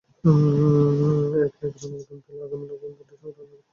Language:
Bangla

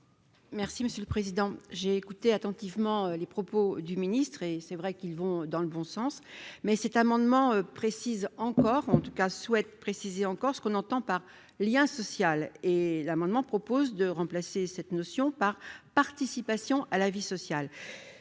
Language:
French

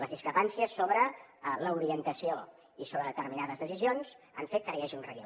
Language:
Catalan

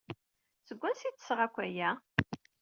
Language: Kabyle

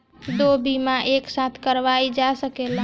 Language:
Bhojpuri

